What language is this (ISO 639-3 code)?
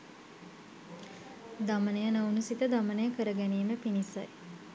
sin